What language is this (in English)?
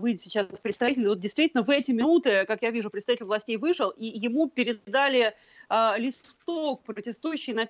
Russian